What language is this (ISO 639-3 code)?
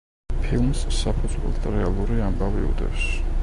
kat